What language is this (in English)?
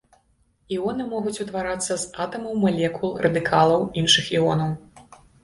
Belarusian